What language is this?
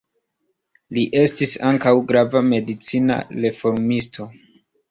Esperanto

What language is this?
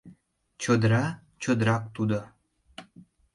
Mari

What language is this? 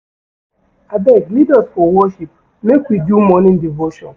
Nigerian Pidgin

